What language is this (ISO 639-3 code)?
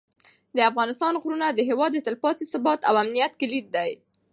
pus